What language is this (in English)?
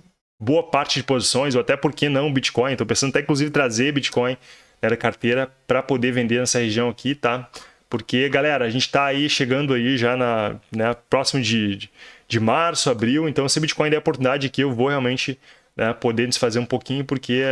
Portuguese